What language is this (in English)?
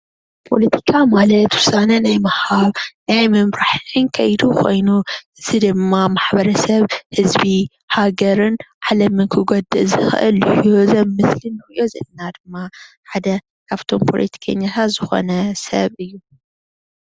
Tigrinya